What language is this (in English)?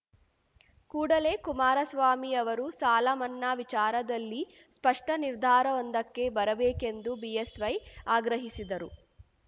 Kannada